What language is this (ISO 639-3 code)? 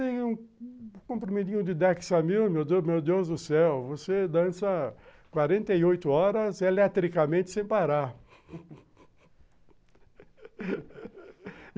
por